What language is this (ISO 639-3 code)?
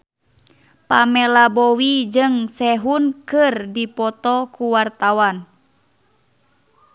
sun